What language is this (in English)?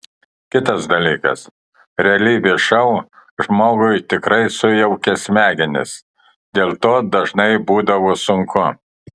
Lithuanian